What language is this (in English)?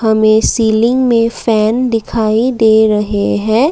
Hindi